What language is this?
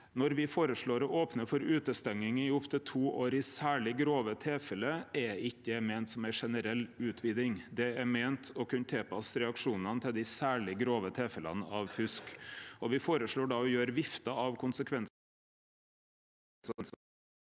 Norwegian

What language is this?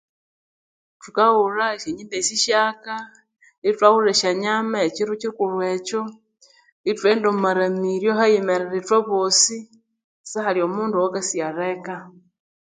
Konzo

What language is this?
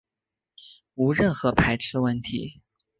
Chinese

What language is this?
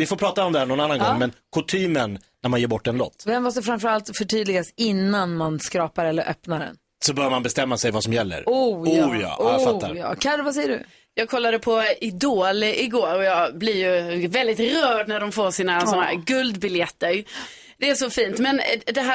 Swedish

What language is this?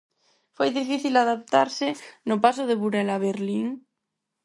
Galician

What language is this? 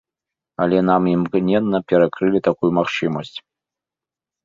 Belarusian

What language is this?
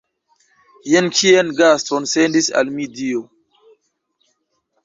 Esperanto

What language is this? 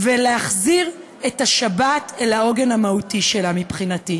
Hebrew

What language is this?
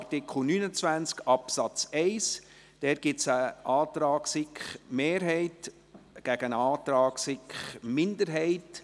Swiss German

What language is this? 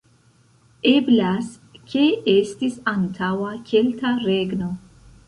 Esperanto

